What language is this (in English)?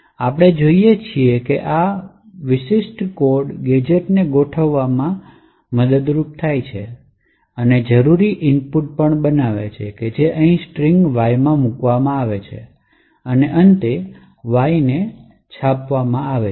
Gujarati